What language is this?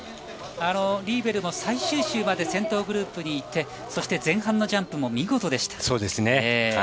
Japanese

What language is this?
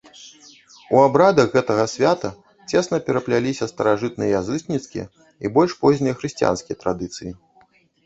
Belarusian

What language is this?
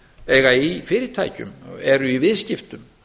Icelandic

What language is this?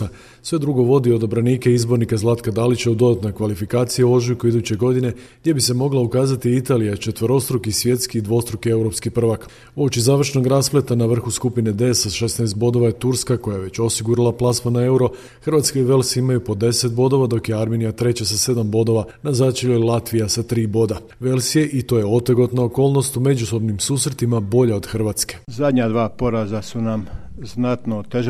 Croatian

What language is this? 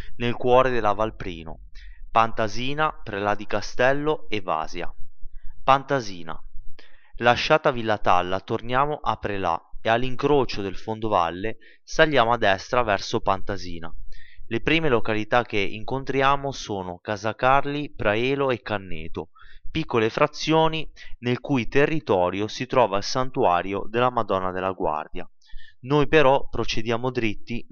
Italian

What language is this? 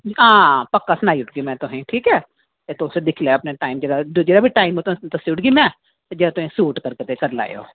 Dogri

